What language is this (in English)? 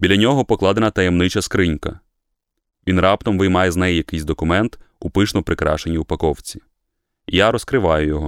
Ukrainian